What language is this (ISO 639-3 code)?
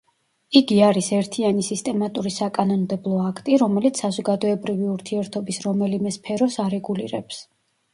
kat